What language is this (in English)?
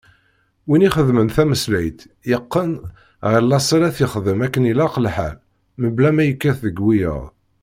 Kabyle